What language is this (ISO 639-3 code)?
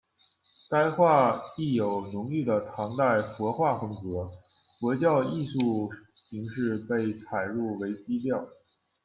zho